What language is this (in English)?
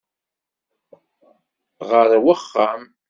Kabyle